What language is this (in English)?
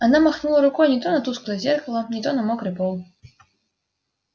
Russian